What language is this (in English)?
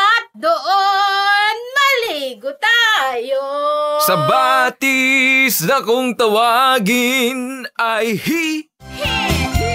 Filipino